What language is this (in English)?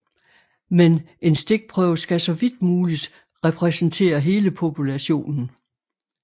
Danish